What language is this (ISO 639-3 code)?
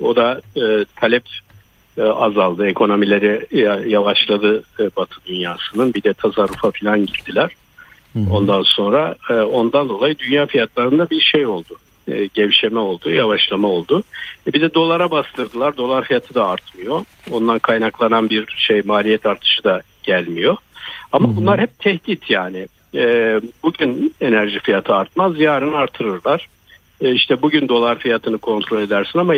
tur